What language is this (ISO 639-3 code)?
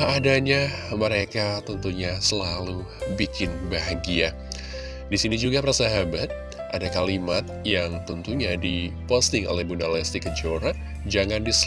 ind